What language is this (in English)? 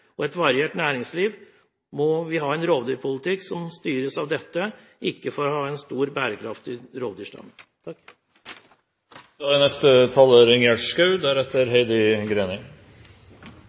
Norwegian Bokmål